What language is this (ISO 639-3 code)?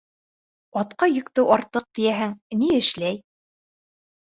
bak